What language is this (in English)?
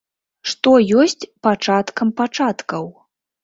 Belarusian